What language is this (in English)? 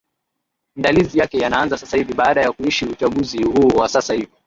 Swahili